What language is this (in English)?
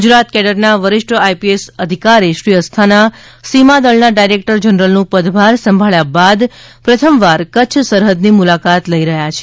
Gujarati